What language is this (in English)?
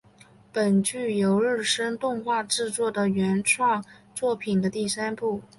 Chinese